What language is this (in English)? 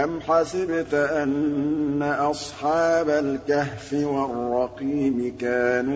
Arabic